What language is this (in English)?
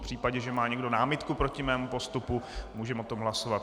Czech